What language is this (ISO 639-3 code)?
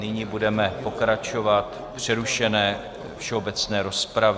ces